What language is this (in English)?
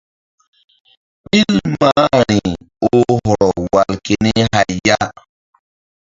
Mbum